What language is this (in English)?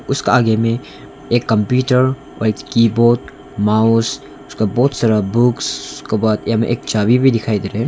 Hindi